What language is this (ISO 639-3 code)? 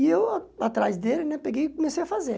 por